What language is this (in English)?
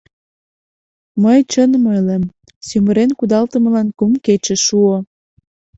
Mari